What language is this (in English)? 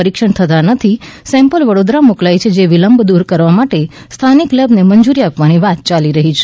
Gujarati